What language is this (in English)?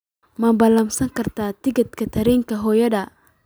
Somali